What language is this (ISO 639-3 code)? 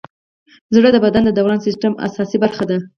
pus